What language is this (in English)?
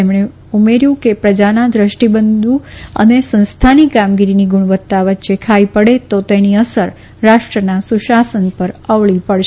Gujarati